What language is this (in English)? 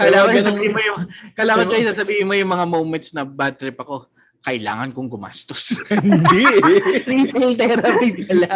Filipino